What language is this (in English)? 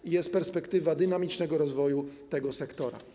Polish